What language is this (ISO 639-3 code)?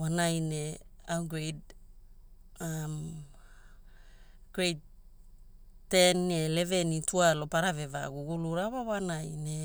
hul